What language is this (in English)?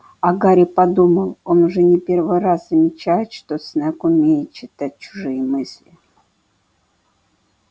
Russian